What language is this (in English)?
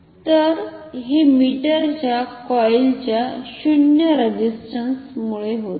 Marathi